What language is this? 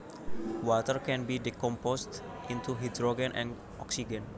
Javanese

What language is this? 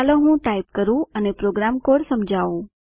Gujarati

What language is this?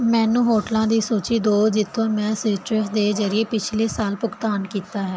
Punjabi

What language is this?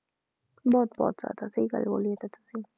Punjabi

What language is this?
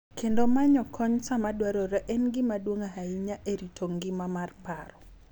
Luo (Kenya and Tanzania)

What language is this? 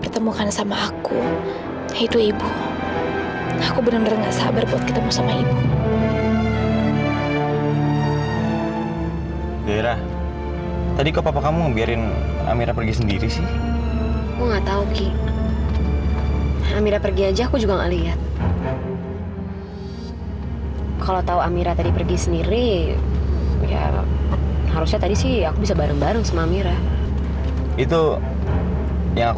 Indonesian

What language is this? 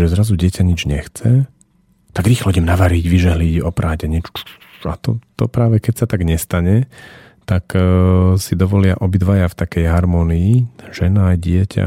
Slovak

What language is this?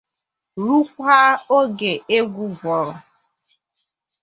Igbo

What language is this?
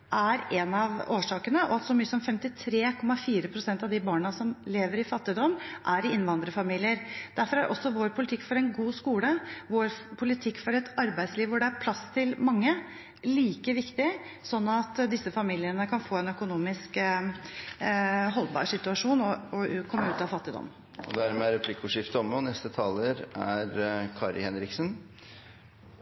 Norwegian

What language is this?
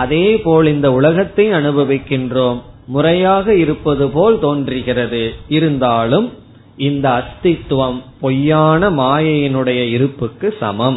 Tamil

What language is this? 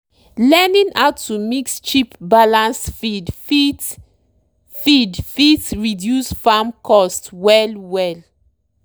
Nigerian Pidgin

